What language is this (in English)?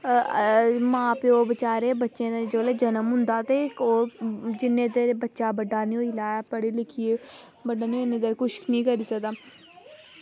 Dogri